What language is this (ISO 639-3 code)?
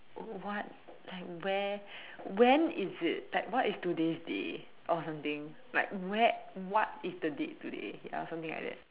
eng